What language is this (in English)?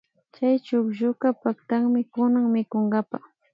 Imbabura Highland Quichua